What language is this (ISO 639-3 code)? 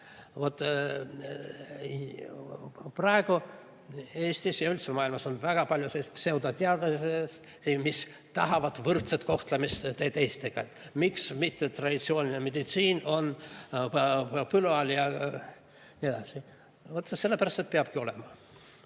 est